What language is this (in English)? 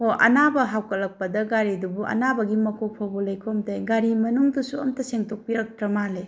Manipuri